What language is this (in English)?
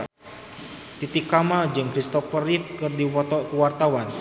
Sundanese